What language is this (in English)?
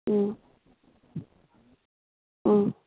Manipuri